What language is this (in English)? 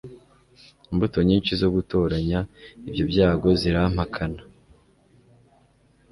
Kinyarwanda